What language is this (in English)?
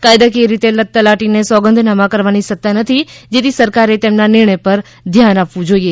Gujarati